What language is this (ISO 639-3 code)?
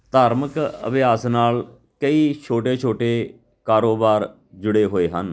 pan